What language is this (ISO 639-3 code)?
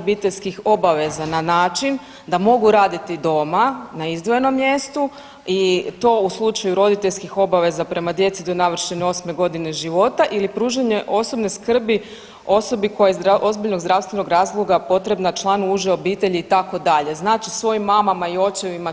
hrv